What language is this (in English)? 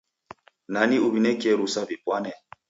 Taita